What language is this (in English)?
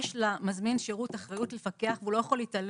Hebrew